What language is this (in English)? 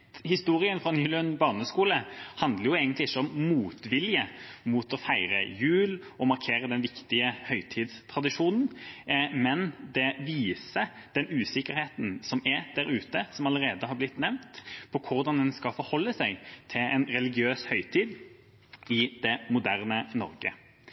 Norwegian Bokmål